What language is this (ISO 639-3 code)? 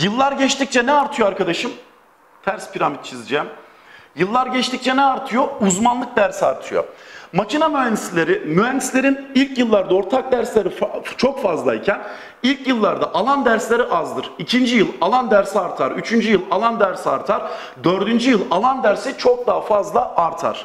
tur